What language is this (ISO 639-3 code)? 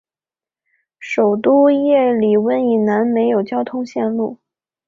zho